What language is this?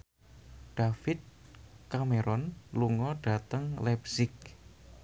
Javanese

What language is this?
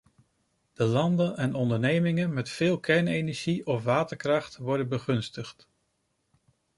Dutch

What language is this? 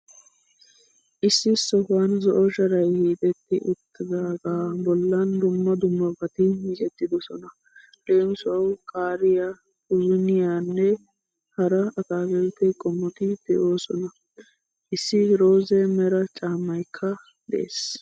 Wolaytta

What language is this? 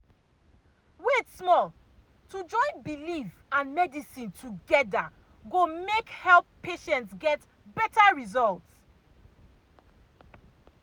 Nigerian Pidgin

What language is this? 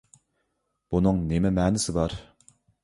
Uyghur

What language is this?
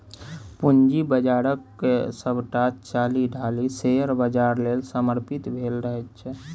Maithili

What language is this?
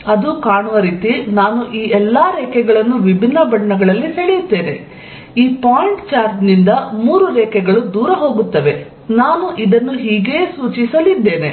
Kannada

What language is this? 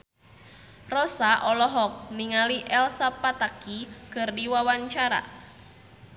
Sundanese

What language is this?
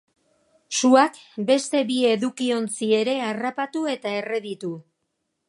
Basque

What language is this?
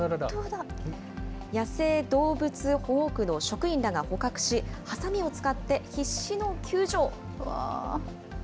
Japanese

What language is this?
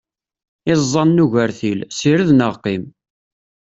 Kabyle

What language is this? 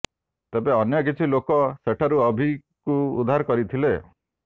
Odia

